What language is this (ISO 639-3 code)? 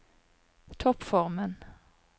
nor